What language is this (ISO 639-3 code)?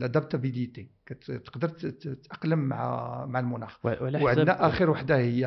ara